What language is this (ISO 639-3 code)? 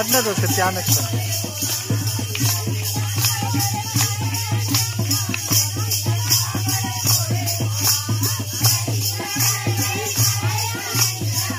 ara